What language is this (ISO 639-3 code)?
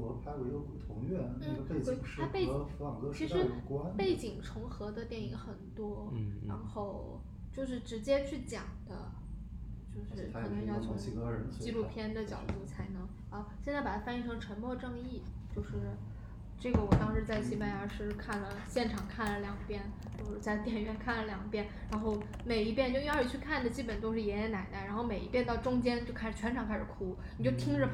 zho